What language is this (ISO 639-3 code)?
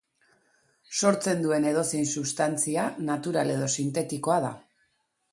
eus